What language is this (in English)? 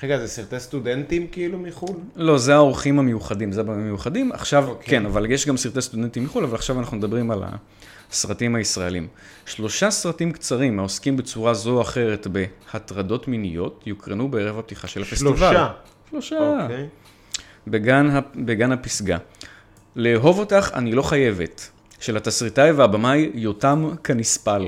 Hebrew